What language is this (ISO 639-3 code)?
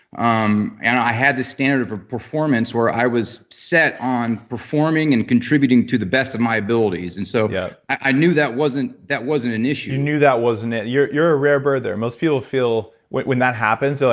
eng